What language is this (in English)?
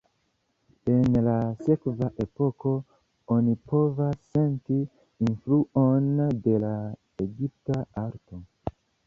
Esperanto